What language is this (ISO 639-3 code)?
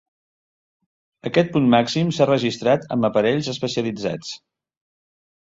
cat